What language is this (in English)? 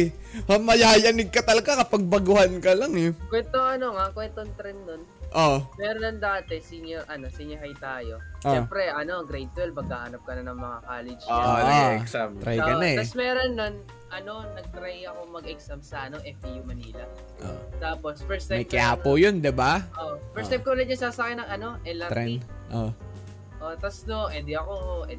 Filipino